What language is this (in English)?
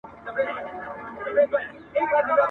Pashto